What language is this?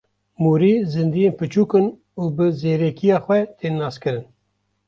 Kurdish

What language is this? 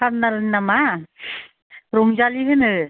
Bodo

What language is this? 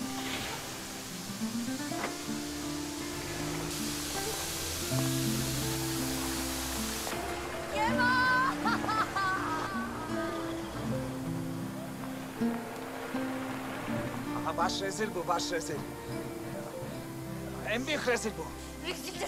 Turkish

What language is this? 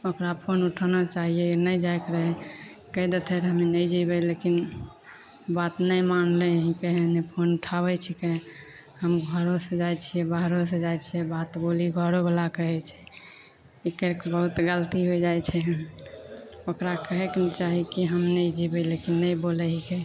Maithili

